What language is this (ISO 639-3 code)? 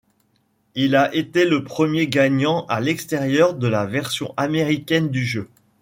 fra